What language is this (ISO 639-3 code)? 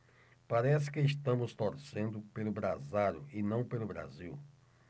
por